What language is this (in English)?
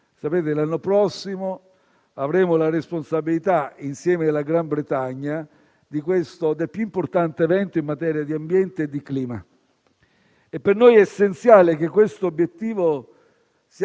Italian